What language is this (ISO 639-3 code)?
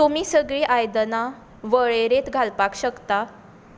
kok